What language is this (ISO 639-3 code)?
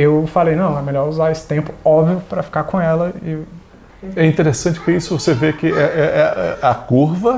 por